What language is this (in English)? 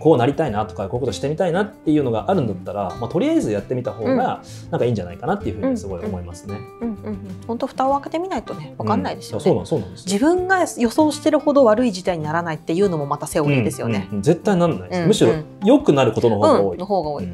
Japanese